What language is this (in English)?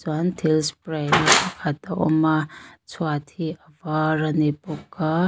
Mizo